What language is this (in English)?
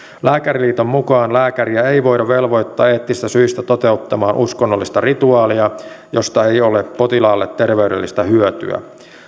Finnish